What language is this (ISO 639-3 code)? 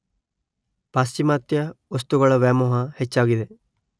kan